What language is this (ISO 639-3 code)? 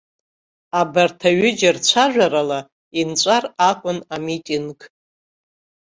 abk